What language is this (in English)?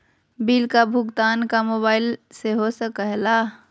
Magahi